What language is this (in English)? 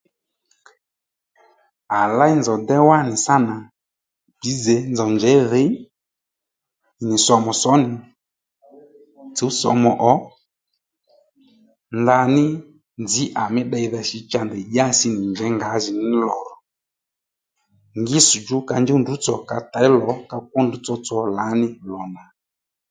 Lendu